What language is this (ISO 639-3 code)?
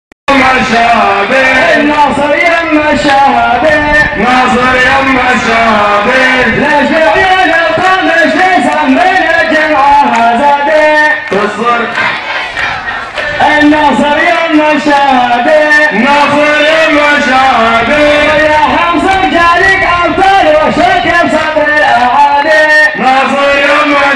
ara